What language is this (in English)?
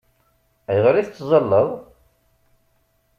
Kabyle